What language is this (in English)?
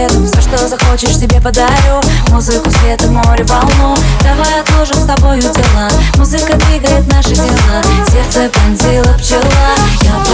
Russian